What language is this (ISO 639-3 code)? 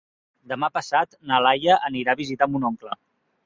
cat